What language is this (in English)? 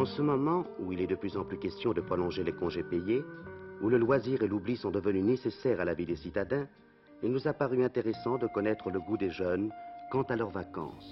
French